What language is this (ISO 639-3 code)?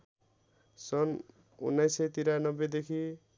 nep